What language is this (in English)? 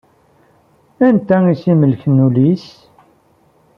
Kabyle